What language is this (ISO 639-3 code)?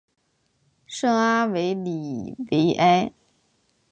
zho